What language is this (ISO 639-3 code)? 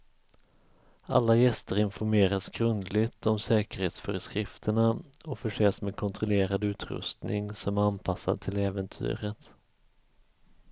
swe